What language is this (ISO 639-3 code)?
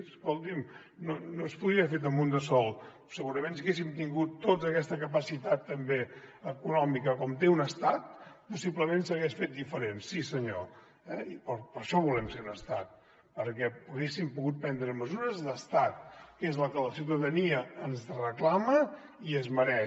cat